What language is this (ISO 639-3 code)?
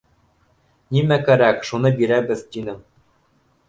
bak